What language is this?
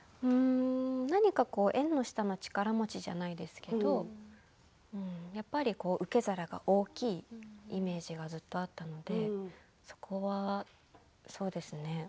Japanese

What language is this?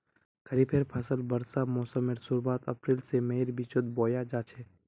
Magahi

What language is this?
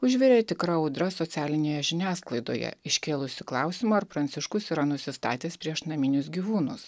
Lithuanian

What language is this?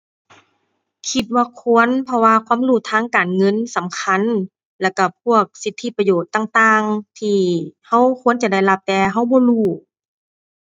Thai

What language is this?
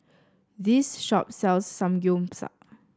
English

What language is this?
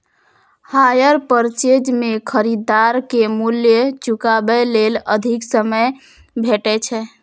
Maithili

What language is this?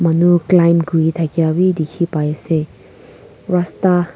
Naga Pidgin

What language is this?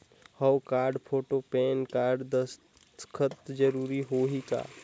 Chhattisgarhi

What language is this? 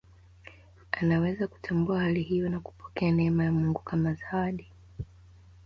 Swahili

